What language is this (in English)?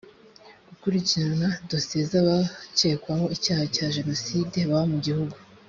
Kinyarwanda